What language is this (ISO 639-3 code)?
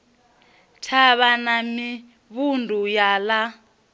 ven